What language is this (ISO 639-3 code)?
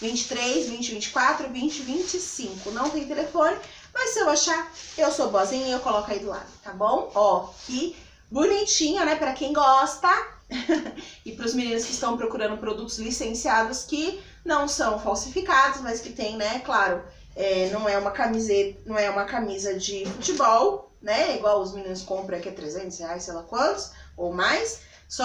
por